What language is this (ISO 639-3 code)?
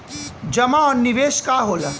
bho